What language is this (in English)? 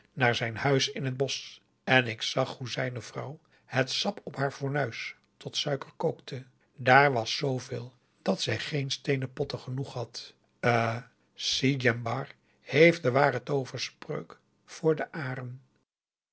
Dutch